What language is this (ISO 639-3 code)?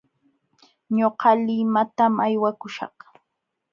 qxw